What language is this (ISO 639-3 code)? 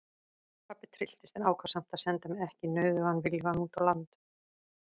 isl